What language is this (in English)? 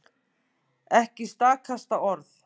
Icelandic